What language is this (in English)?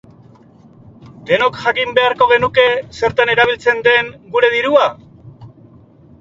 Basque